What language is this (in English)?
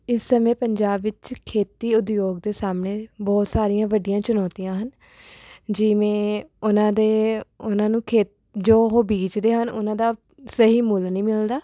Punjabi